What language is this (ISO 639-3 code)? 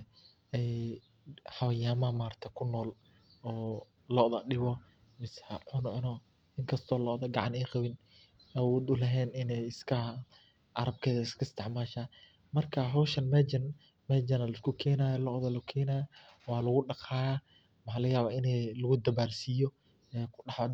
som